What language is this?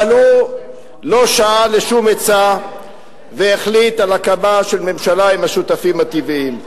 Hebrew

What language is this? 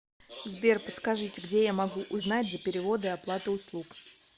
Russian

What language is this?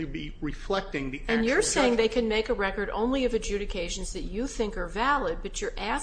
English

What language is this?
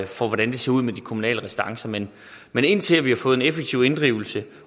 Danish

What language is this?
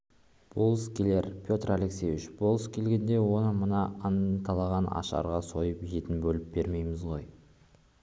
Kazakh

